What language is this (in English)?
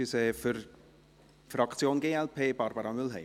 Swiss German